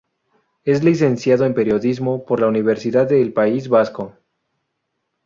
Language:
Spanish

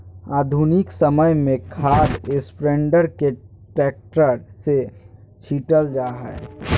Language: Magahi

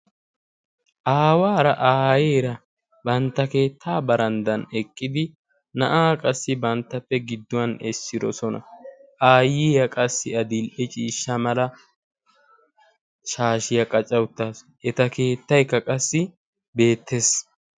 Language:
Wolaytta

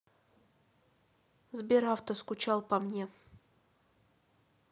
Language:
Russian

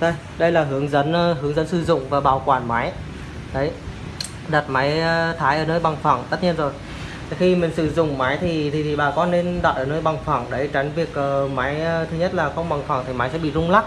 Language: Vietnamese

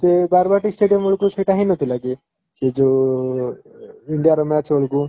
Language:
Odia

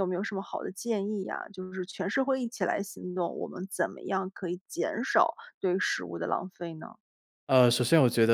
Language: Chinese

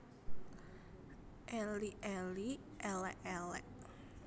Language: Javanese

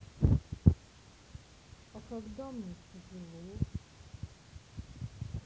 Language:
Russian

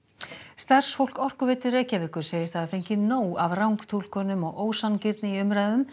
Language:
Icelandic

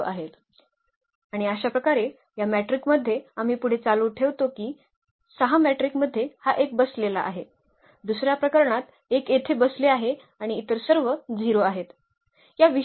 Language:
Marathi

